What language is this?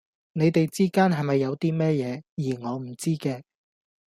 Cantonese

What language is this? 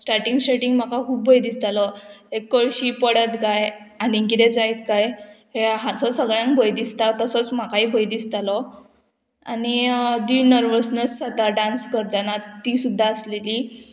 Konkani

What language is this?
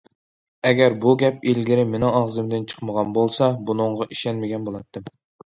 Uyghur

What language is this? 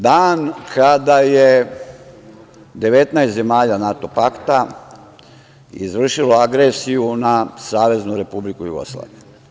Serbian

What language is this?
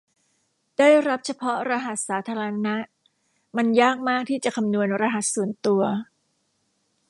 Thai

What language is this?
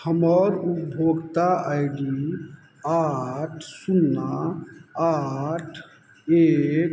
Maithili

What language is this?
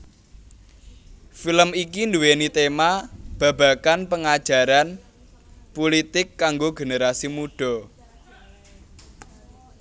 Javanese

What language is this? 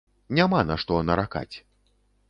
Belarusian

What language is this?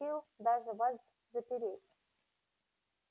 Russian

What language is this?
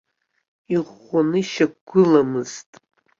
Abkhazian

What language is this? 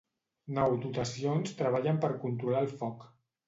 Catalan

